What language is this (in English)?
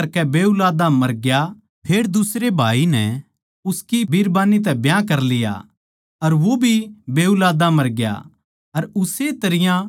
Haryanvi